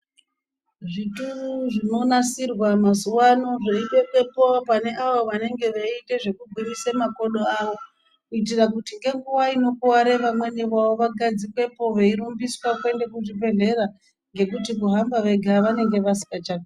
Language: Ndau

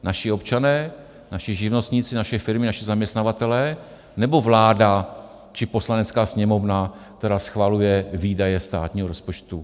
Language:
Czech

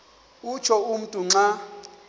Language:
Xhosa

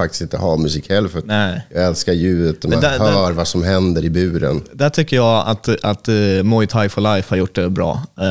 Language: Swedish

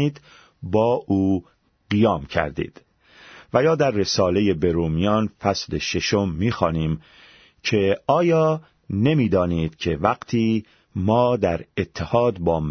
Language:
Persian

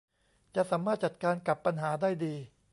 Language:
Thai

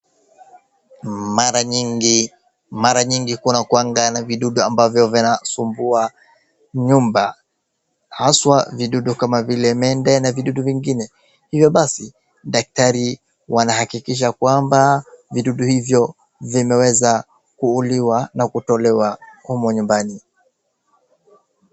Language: Swahili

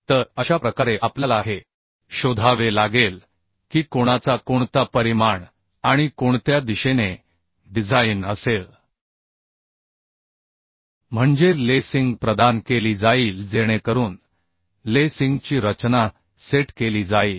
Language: Marathi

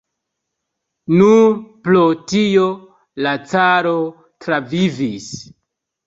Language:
Esperanto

